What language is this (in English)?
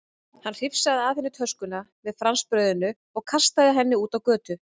Icelandic